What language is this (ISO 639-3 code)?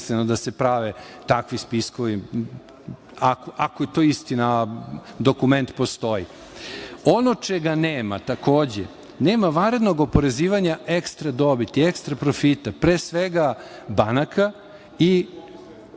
srp